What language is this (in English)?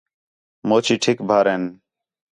Khetrani